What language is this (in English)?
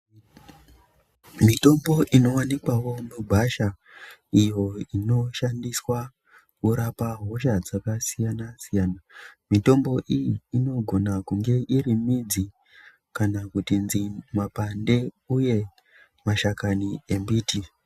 Ndau